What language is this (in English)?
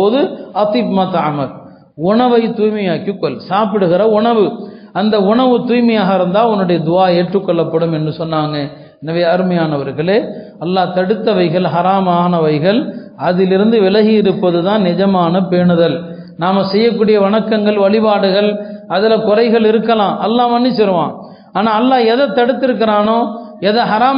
Arabic